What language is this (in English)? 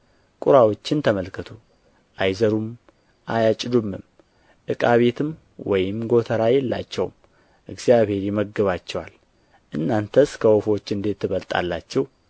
Amharic